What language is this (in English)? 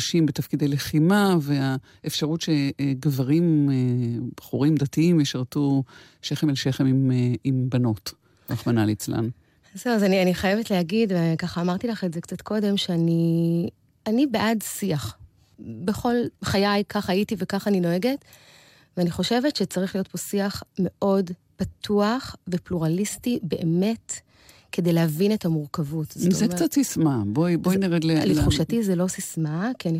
Hebrew